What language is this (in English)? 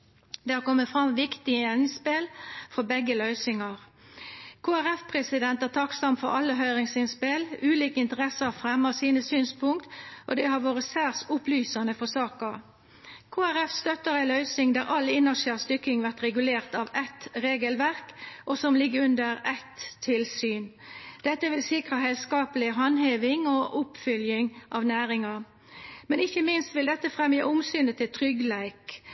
Norwegian Nynorsk